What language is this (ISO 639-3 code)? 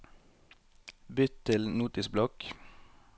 nor